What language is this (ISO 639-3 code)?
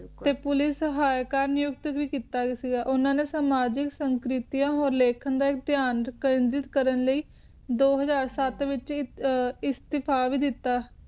pan